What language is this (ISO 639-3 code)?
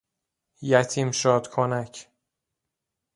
fas